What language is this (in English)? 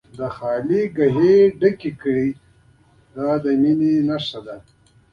Pashto